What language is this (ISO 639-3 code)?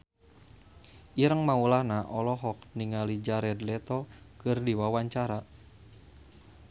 sun